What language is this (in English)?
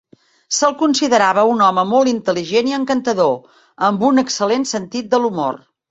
Catalan